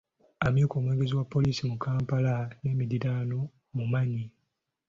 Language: Ganda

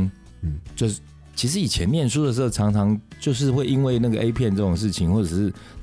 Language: Chinese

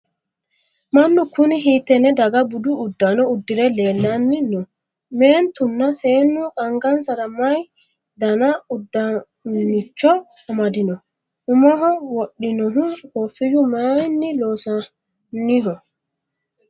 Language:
Sidamo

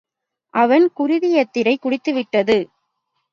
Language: Tamil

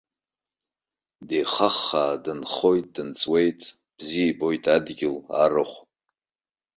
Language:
Abkhazian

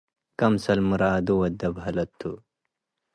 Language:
Tigre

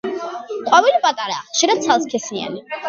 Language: Georgian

